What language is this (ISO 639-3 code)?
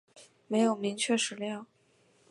zho